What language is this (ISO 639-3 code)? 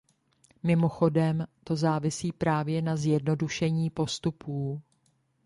ces